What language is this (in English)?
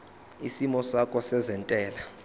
Zulu